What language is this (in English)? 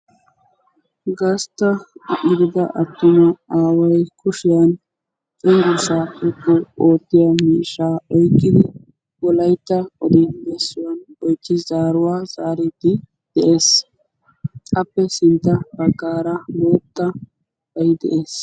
Wolaytta